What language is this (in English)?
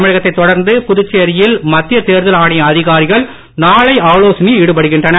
Tamil